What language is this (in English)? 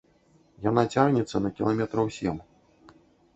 Belarusian